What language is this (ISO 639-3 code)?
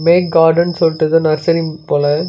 tam